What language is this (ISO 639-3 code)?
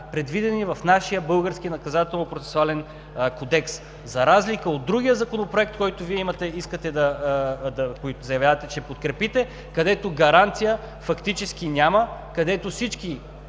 bul